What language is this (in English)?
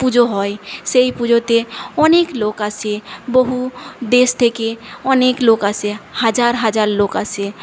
Bangla